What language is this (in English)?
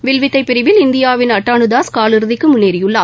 Tamil